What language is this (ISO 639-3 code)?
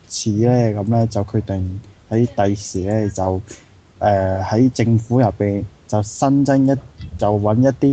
zho